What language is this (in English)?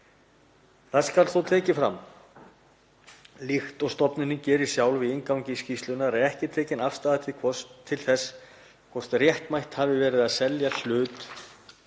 Icelandic